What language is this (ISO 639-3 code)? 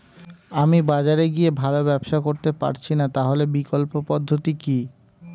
ben